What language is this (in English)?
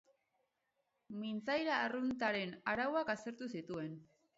Basque